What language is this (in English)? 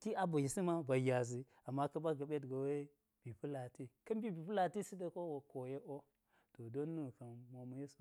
Geji